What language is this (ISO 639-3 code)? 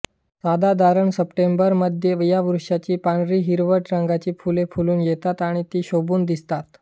mar